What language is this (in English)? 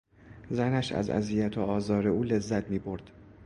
Persian